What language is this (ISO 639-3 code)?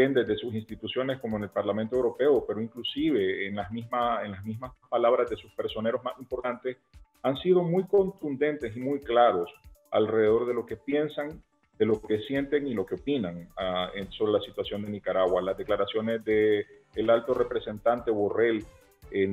spa